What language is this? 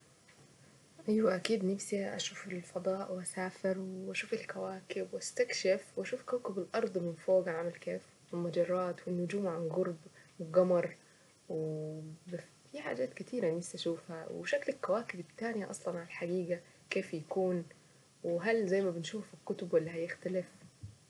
Saidi Arabic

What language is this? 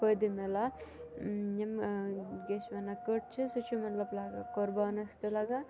Kashmiri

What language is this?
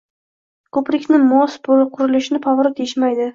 Uzbek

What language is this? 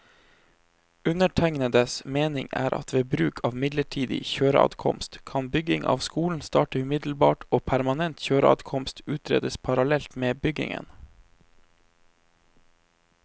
Norwegian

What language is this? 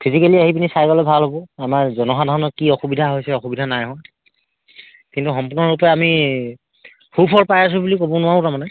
Assamese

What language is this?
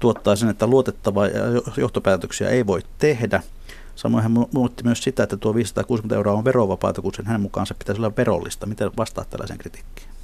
Finnish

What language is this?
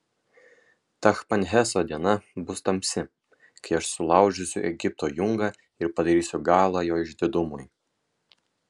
Lithuanian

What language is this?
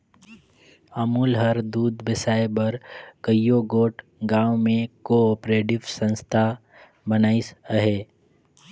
Chhattisgarhi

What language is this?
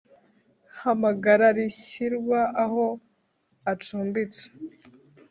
Kinyarwanda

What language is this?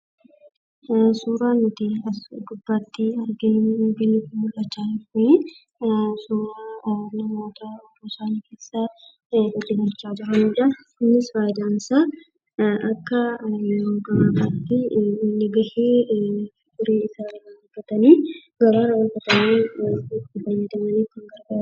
Oromo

